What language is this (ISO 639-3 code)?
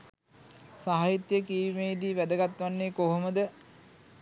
sin